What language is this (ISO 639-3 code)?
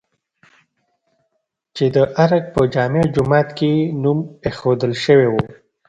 pus